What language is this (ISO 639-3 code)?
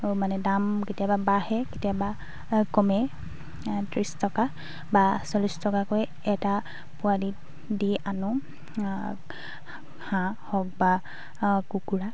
asm